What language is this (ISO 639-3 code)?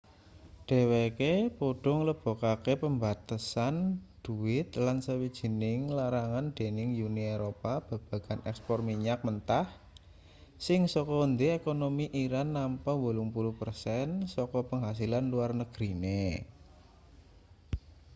jav